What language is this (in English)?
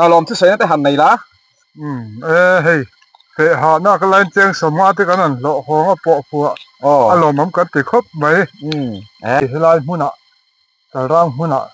Thai